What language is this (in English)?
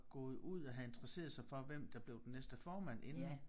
Danish